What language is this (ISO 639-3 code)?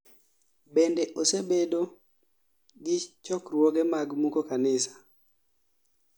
luo